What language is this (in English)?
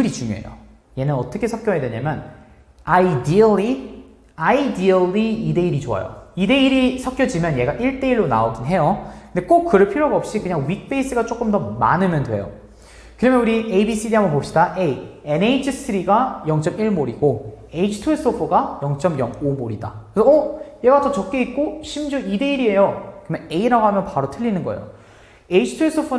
Korean